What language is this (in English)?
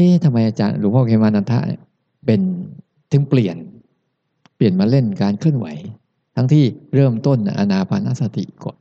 Thai